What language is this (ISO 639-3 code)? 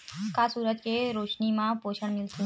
hne